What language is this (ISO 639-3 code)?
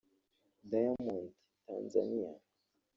kin